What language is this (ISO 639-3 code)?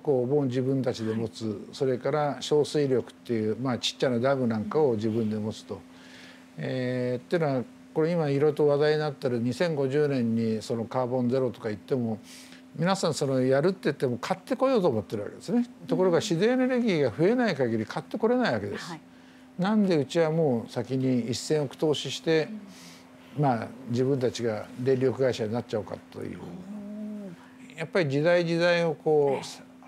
jpn